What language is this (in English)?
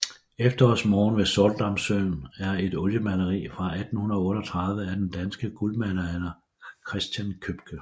Danish